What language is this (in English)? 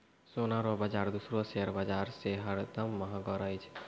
Maithili